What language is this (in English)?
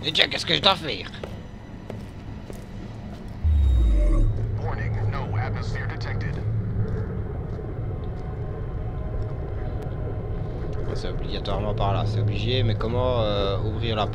French